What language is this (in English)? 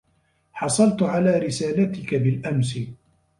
Arabic